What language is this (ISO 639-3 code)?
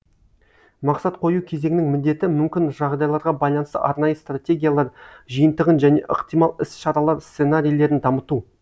kaz